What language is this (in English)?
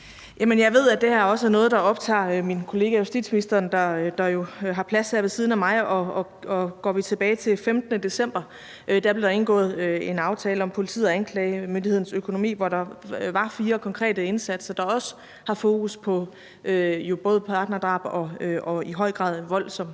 Danish